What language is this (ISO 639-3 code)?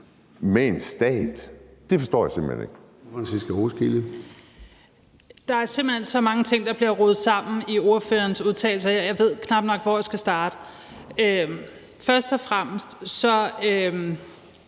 dan